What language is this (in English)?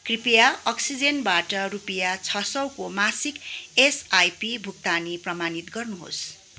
Nepali